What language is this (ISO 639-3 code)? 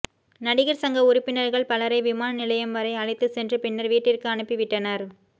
tam